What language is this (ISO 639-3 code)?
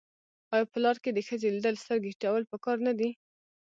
pus